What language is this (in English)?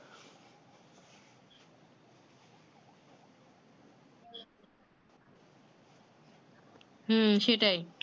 Bangla